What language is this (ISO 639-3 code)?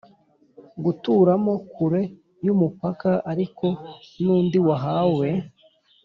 kin